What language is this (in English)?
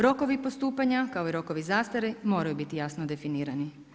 Croatian